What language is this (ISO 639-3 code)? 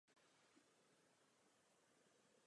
ces